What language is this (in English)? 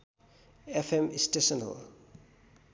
Nepali